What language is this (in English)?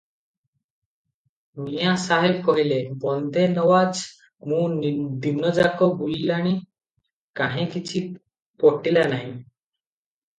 Odia